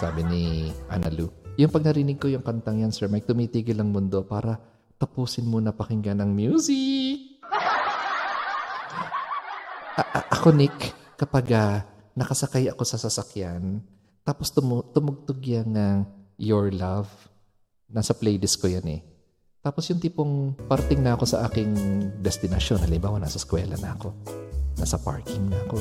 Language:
Filipino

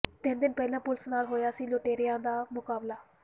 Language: Punjabi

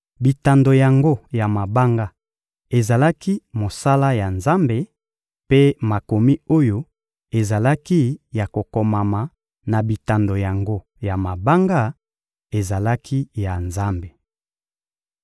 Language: Lingala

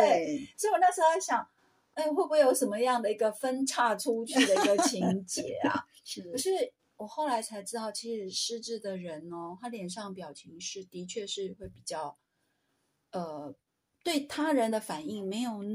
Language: Chinese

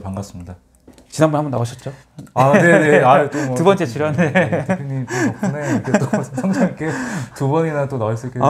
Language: Korean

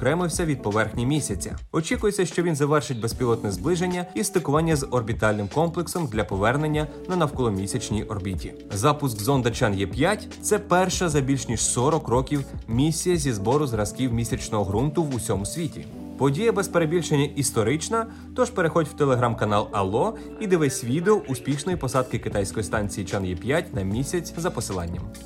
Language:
Ukrainian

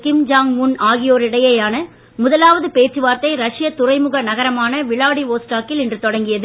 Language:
Tamil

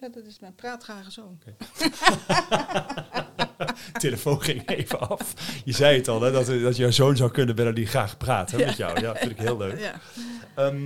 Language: Dutch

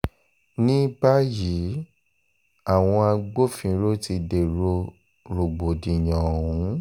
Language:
Yoruba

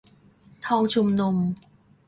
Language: Thai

